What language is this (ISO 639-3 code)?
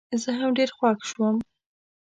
pus